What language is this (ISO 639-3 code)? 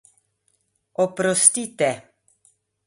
slv